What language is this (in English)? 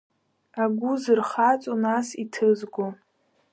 Abkhazian